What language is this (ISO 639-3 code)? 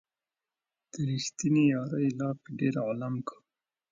pus